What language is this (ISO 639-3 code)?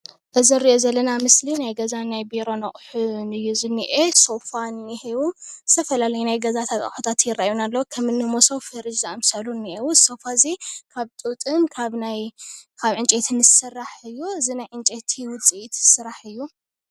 tir